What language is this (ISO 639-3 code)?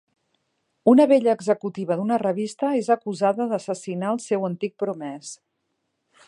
cat